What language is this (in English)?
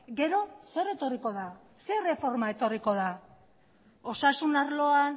Basque